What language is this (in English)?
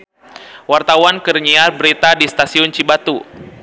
Sundanese